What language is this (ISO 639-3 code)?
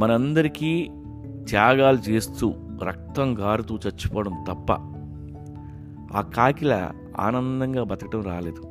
tel